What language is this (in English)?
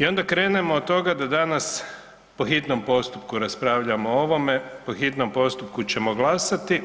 Croatian